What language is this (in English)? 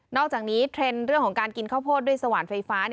Thai